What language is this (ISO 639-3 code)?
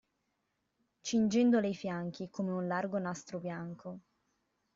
ita